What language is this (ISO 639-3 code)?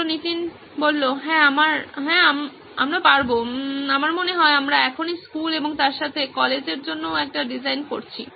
ben